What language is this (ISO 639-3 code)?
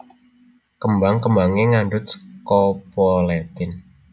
jav